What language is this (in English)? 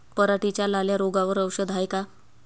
Marathi